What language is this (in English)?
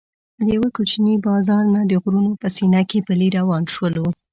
Pashto